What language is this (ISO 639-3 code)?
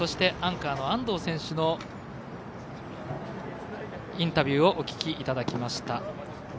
jpn